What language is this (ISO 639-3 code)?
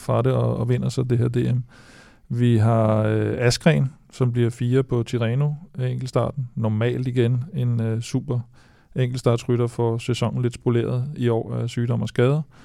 dan